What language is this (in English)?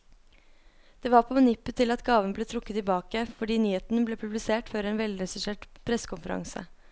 Norwegian